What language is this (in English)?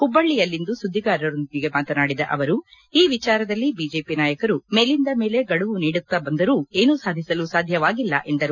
Kannada